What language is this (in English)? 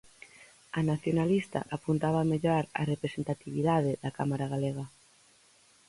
Galician